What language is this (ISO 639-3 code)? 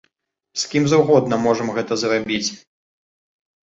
bel